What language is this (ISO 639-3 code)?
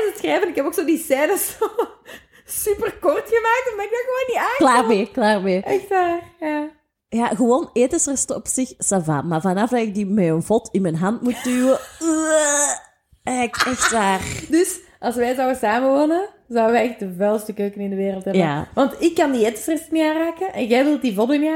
nld